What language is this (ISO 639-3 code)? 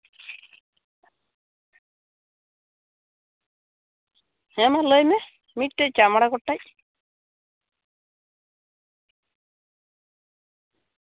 sat